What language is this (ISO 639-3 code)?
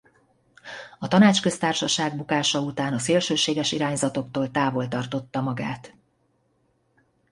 hun